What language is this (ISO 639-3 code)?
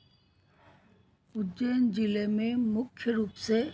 hin